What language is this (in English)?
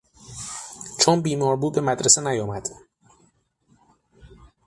Persian